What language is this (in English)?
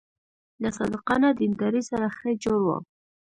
Pashto